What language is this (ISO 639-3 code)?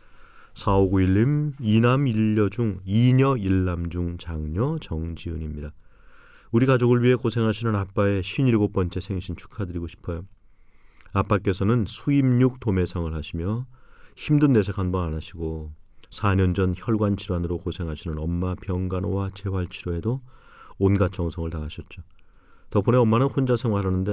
kor